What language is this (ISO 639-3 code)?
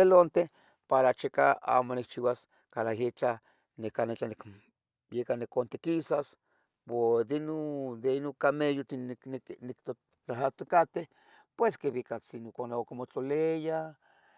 nhg